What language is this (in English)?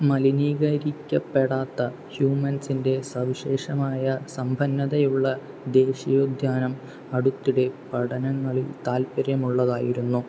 Malayalam